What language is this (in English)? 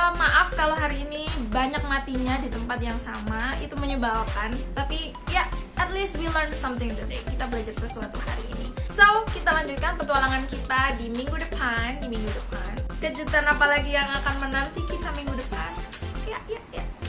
Indonesian